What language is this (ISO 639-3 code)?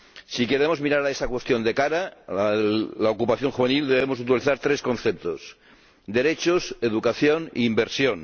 spa